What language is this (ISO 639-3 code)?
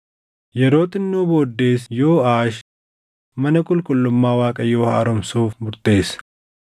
orm